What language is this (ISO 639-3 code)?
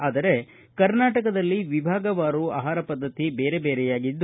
kan